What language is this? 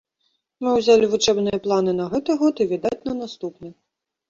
Belarusian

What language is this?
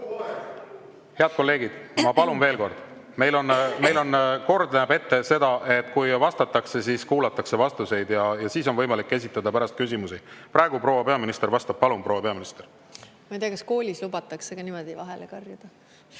Estonian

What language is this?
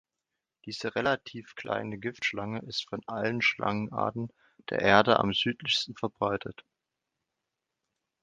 German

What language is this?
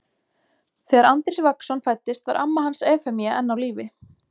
Icelandic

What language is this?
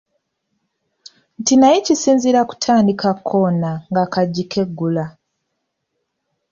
Ganda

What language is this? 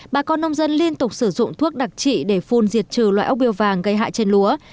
Vietnamese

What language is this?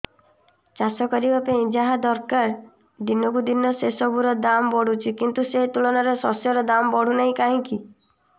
Odia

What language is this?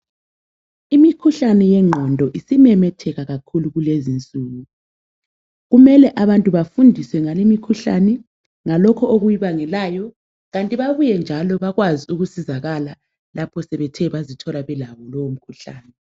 North Ndebele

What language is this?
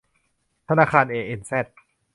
Thai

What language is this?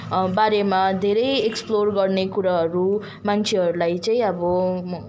Nepali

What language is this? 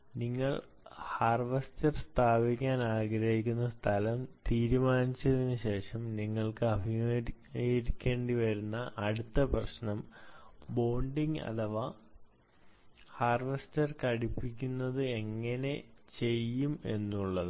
Malayalam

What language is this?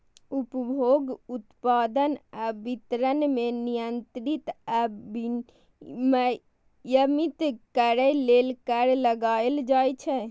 Maithili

